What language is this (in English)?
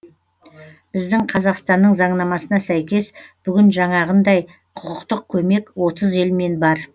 Kazakh